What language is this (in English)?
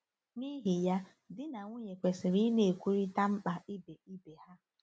Igbo